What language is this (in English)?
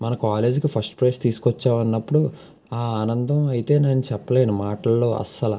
Telugu